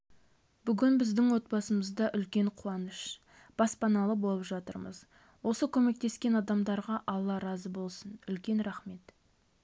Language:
Kazakh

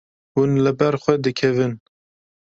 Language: Kurdish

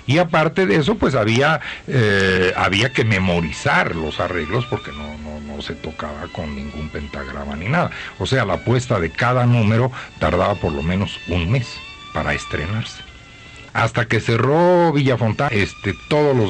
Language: Spanish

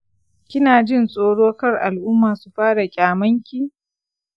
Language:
Hausa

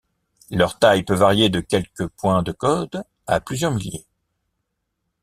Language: French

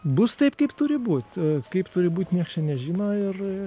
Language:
Lithuanian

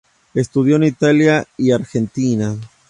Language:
Spanish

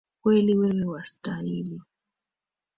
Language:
Swahili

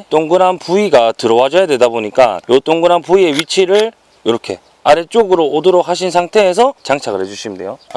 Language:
Korean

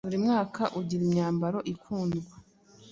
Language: Kinyarwanda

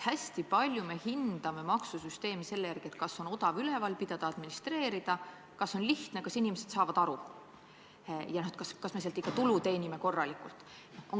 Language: Estonian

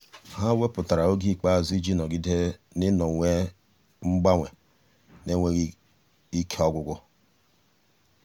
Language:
Igbo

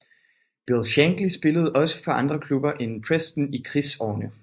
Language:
Danish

